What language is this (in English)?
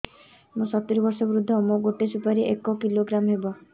Odia